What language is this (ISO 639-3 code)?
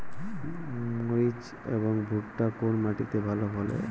ben